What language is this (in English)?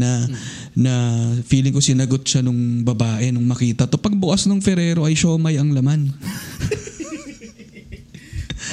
Filipino